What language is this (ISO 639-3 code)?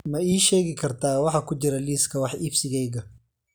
som